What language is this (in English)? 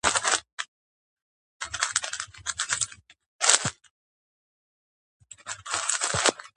Georgian